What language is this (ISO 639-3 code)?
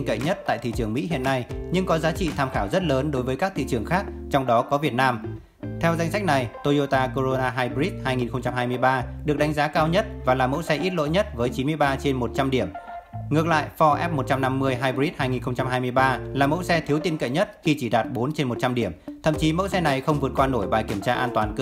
vie